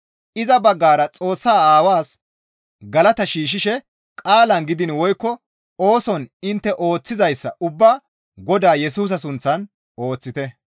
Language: Gamo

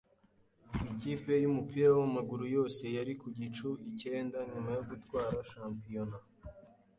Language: Kinyarwanda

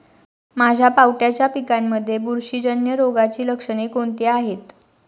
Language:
Marathi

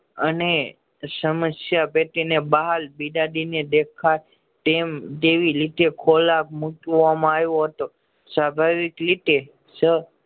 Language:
Gujarati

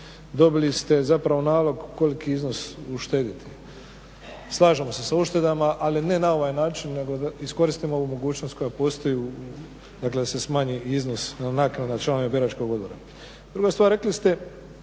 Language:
Croatian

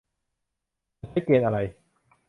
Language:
Thai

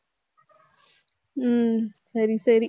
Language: Tamil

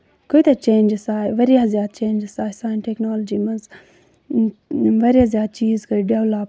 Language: Kashmiri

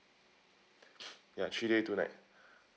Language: English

